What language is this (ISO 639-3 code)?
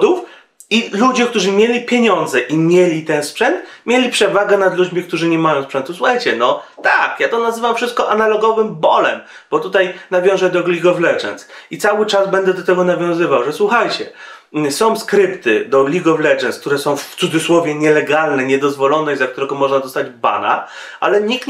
pol